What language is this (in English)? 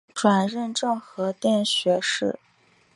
Chinese